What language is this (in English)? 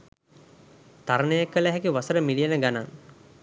Sinhala